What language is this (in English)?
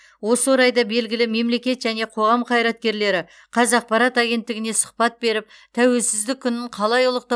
Kazakh